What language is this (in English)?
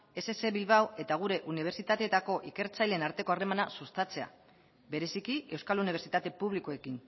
Basque